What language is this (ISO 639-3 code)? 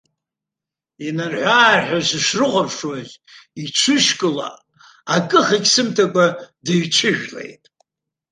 abk